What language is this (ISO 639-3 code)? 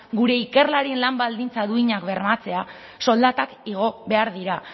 eus